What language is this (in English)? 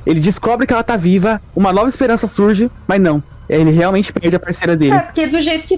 Portuguese